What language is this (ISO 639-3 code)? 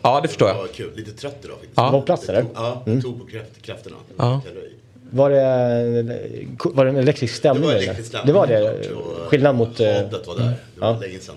swe